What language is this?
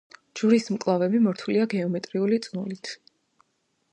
Georgian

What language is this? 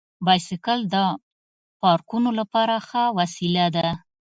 Pashto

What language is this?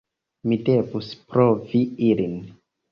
Esperanto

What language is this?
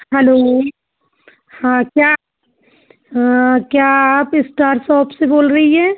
Hindi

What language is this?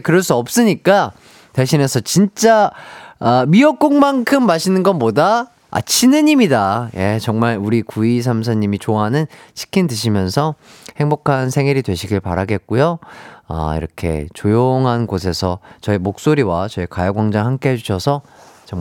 Korean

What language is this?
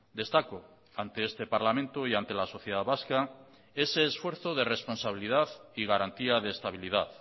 Spanish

